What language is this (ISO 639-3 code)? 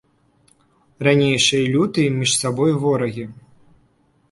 bel